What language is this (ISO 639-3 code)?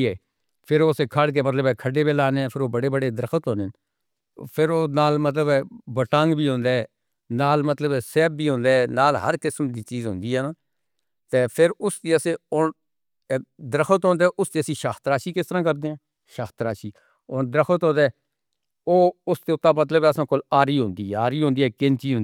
hno